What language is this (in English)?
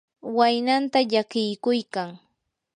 Yanahuanca Pasco Quechua